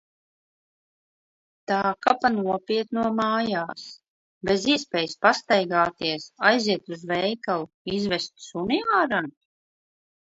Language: Latvian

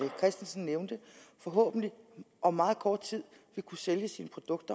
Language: Danish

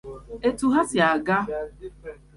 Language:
Igbo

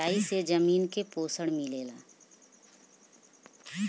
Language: Bhojpuri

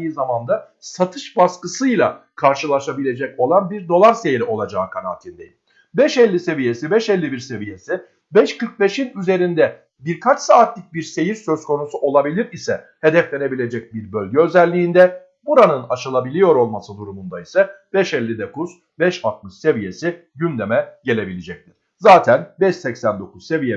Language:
Turkish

